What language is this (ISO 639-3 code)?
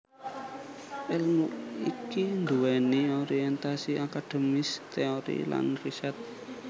jav